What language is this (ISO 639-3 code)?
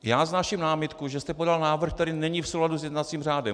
ces